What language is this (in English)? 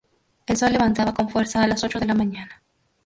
Spanish